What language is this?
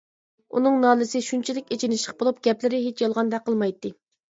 Uyghur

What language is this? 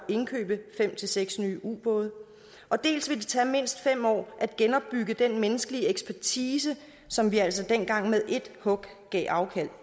Danish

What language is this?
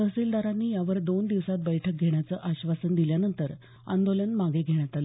Marathi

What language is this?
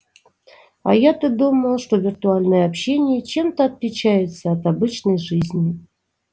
Russian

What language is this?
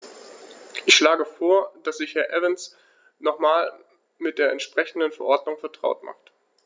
German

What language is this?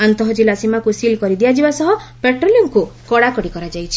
Odia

